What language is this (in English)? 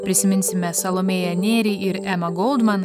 Lithuanian